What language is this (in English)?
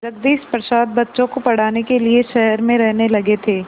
Hindi